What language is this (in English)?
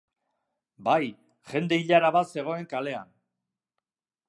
Basque